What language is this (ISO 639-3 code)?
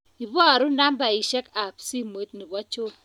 kln